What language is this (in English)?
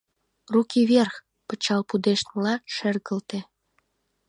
Mari